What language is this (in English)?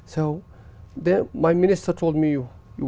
Vietnamese